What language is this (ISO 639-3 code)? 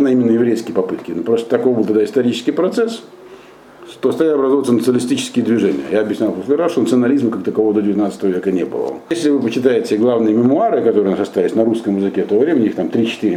rus